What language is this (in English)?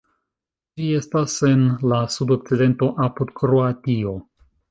Esperanto